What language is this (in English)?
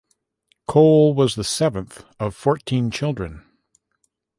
English